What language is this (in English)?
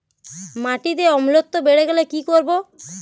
Bangla